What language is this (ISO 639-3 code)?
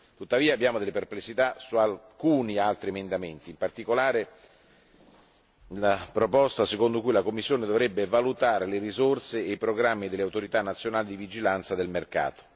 ita